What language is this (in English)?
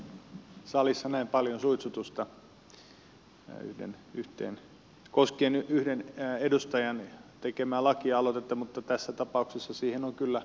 Finnish